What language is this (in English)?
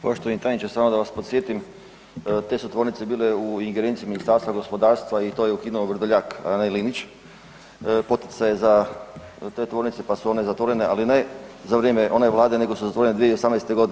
Croatian